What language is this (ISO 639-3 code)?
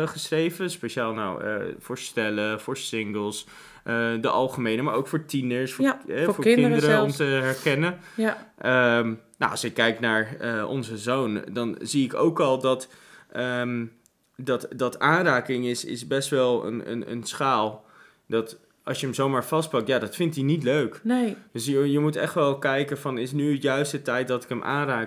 nld